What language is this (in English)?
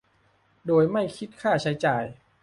Thai